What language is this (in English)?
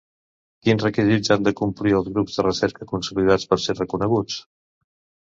Catalan